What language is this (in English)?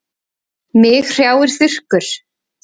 Icelandic